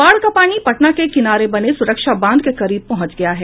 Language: Hindi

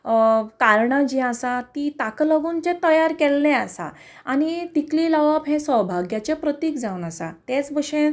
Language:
Konkani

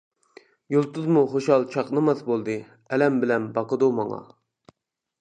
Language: Uyghur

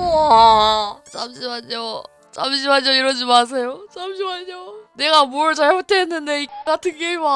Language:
Korean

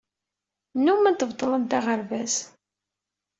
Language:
Kabyle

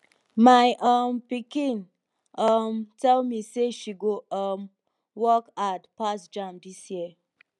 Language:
Nigerian Pidgin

